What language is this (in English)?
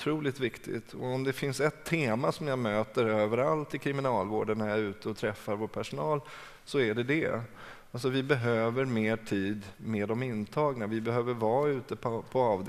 Swedish